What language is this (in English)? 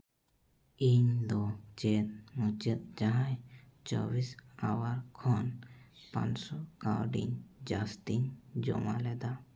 Santali